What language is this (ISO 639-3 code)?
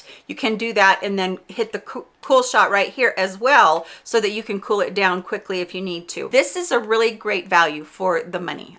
eng